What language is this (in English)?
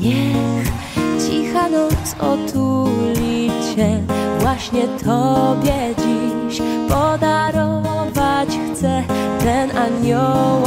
Polish